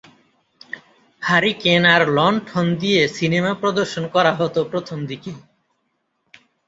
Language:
Bangla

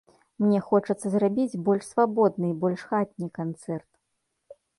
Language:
Belarusian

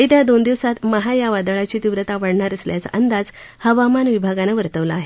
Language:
Marathi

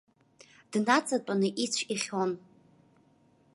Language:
Abkhazian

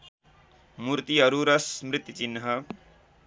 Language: Nepali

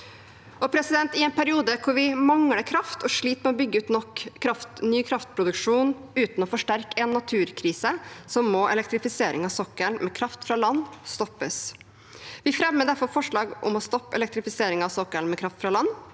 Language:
Norwegian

